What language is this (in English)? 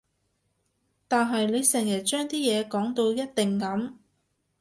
Cantonese